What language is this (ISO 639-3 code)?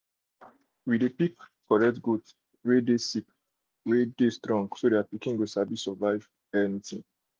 pcm